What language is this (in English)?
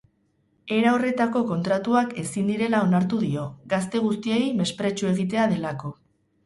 Basque